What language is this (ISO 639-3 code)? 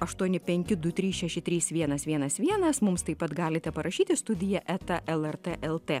lit